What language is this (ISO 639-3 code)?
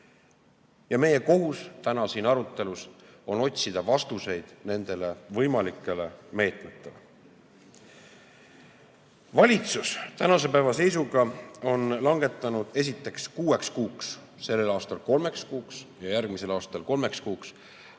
est